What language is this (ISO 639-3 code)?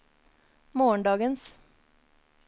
nor